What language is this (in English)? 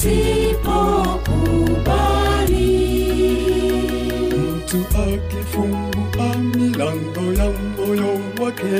Swahili